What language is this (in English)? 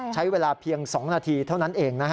Thai